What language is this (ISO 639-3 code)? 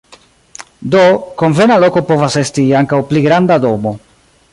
epo